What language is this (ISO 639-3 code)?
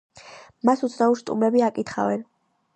kat